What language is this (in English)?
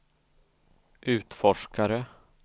Swedish